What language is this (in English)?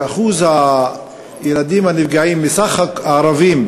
Hebrew